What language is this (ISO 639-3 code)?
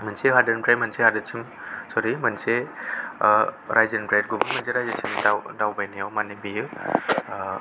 brx